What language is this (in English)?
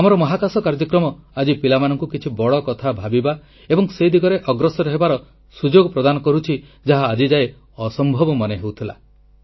Odia